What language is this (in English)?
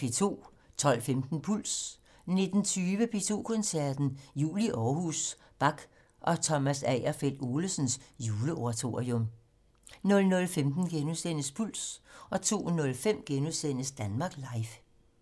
Danish